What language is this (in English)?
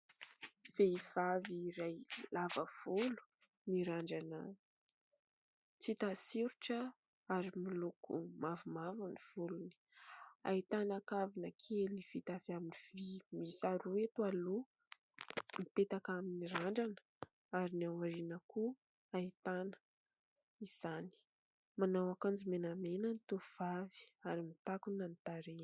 Malagasy